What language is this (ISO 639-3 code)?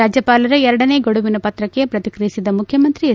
kan